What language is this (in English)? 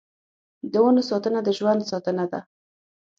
Pashto